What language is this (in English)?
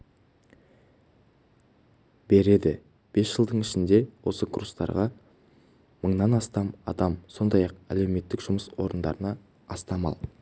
Kazakh